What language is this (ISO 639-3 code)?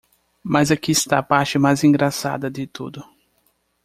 por